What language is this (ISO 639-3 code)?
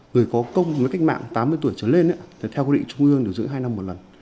vie